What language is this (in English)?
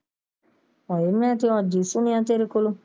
Punjabi